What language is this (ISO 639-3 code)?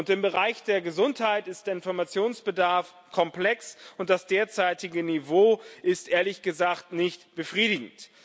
deu